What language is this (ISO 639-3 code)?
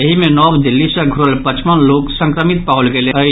mai